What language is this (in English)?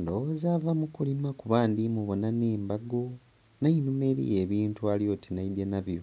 Soga